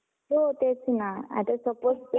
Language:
Marathi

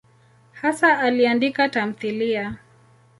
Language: Swahili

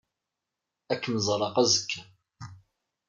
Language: Kabyle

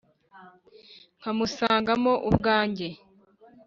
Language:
Kinyarwanda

